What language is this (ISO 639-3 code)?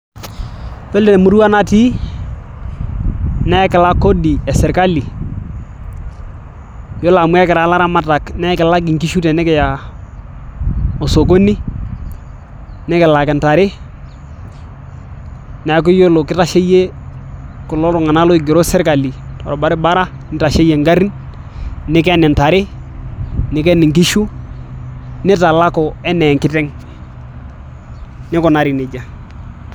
mas